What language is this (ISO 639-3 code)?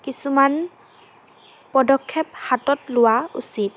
asm